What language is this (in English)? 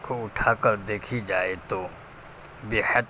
Urdu